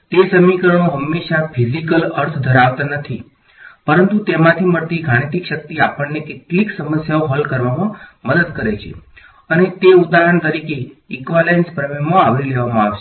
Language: Gujarati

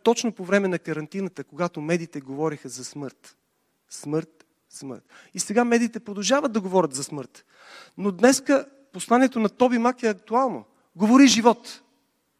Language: Bulgarian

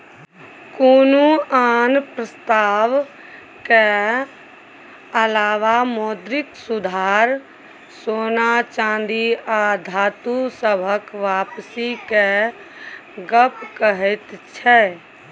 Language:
Maithili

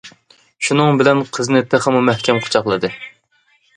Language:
Uyghur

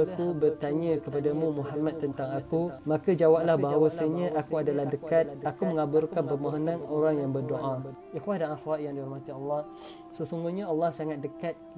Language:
Malay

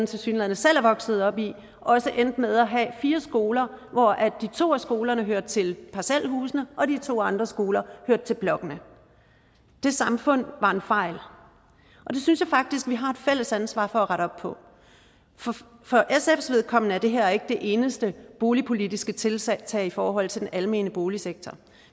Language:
Danish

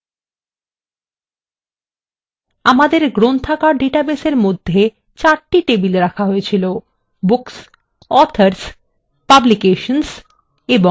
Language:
Bangla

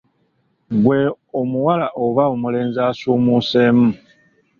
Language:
Ganda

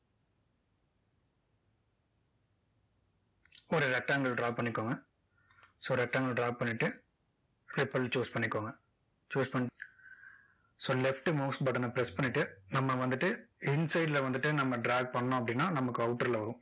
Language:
Tamil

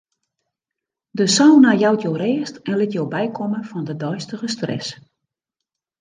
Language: Western Frisian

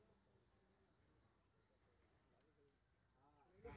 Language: Maithili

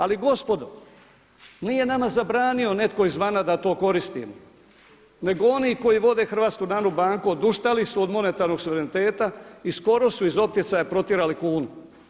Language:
Croatian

